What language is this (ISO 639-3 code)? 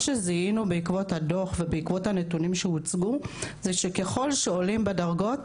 heb